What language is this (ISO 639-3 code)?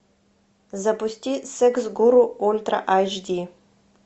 rus